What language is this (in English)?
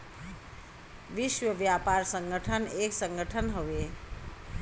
Bhojpuri